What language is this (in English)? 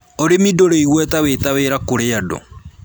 Kikuyu